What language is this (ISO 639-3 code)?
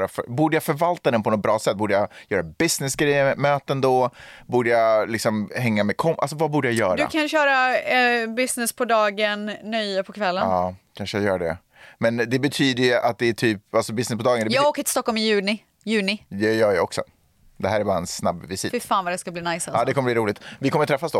swe